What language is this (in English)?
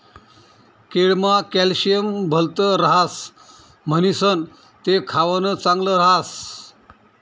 Marathi